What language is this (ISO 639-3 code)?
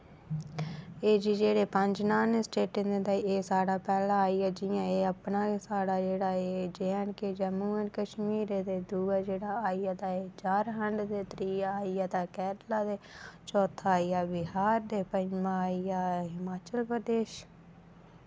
doi